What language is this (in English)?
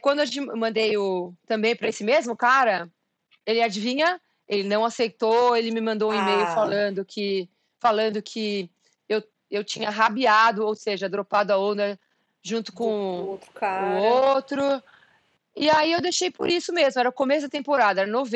Portuguese